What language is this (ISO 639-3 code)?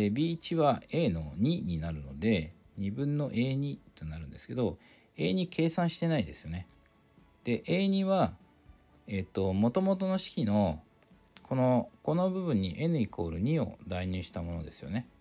jpn